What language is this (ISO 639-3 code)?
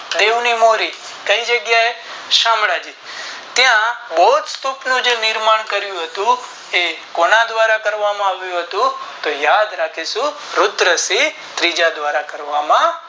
guj